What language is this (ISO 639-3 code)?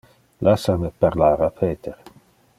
ina